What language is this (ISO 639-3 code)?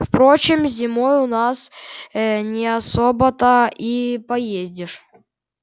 rus